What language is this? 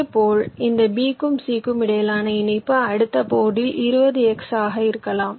Tamil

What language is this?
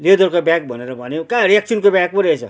Nepali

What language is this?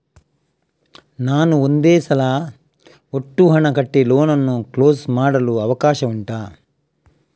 Kannada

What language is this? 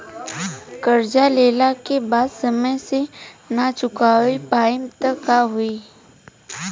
Bhojpuri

